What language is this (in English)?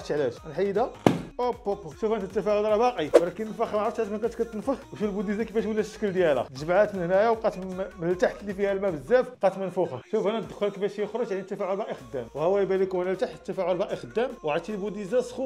Arabic